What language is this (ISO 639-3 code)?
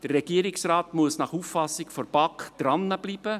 gsw